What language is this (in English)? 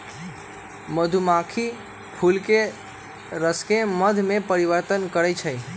Magahi